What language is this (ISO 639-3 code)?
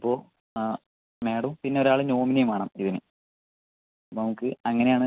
mal